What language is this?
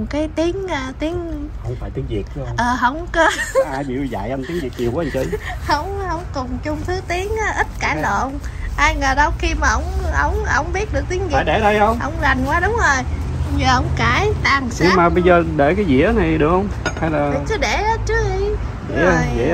Vietnamese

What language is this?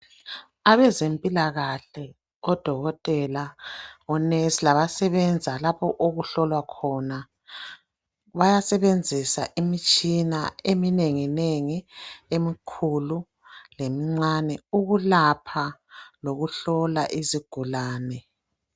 North Ndebele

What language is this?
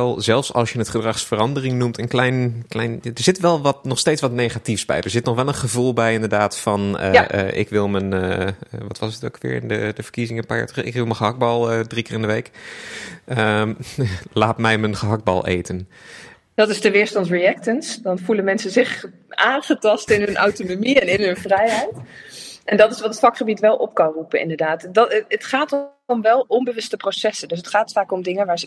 Dutch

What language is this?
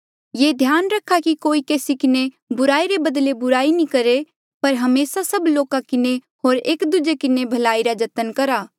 Mandeali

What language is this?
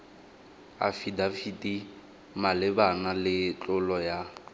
Tswana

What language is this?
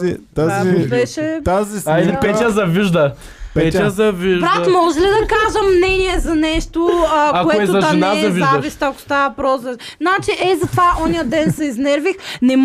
Bulgarian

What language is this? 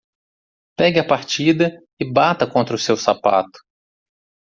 Portuguese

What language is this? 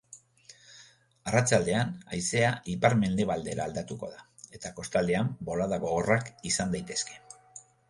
Basque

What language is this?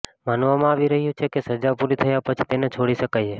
Gujarati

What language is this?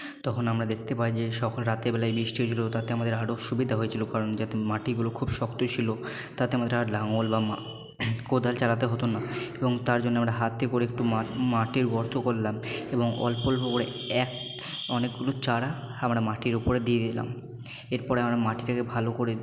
Bangla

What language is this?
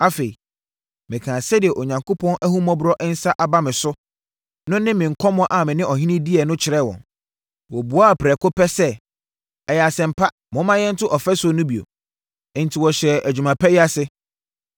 Akan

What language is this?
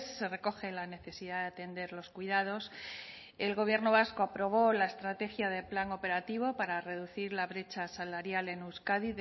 Spanish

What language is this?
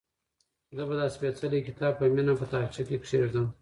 Pashto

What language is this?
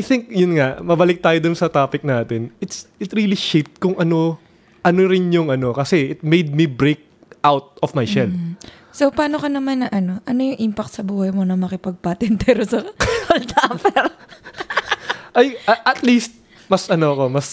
Filipino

